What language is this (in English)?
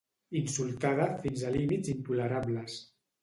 Catalan